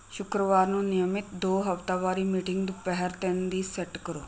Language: Punjabi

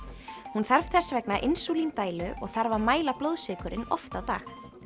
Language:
Icelandic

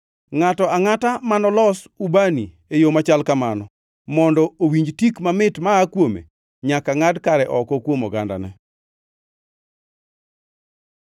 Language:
Luo (Kenya and Tanzania)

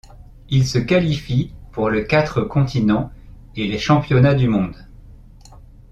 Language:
French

